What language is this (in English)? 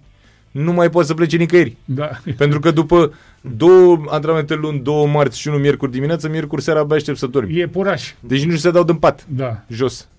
Romanian